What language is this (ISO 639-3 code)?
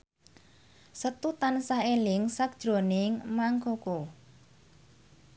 jav